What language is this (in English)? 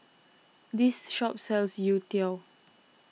English